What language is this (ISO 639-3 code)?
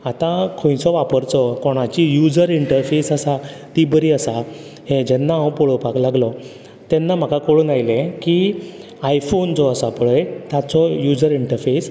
kok